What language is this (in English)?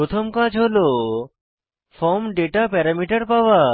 Bangla